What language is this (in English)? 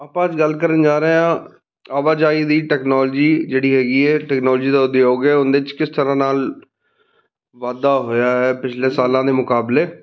Punjabi